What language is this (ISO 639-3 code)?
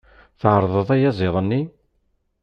kab